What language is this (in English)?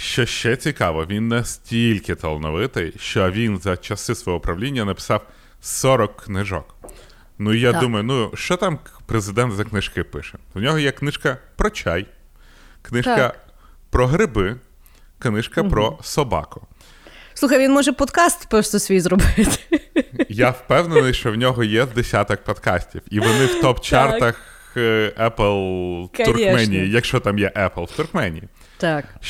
Ukrainian